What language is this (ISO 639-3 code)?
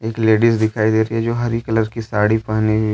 hin